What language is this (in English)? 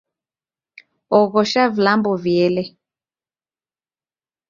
Taita